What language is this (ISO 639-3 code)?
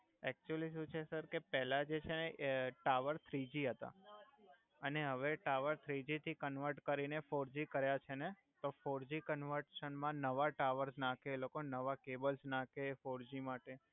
guj